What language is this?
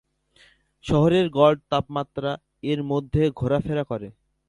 Bangla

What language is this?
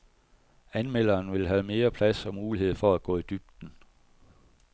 Danish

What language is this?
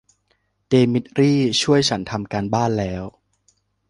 Thai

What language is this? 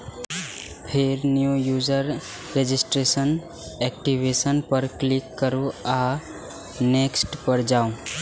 Maithili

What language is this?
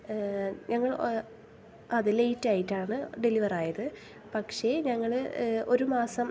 Malayalam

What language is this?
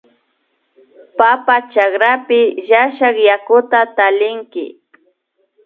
Imbabura Highland Quichua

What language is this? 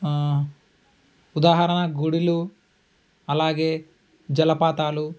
Telugu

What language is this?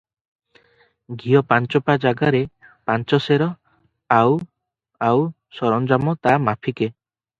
Odia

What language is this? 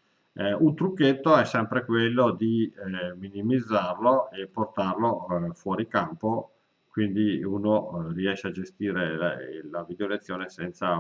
Italian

